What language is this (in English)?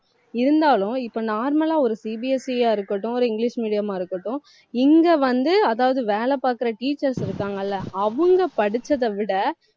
Tamil